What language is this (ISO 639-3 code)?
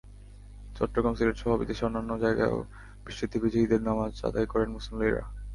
ben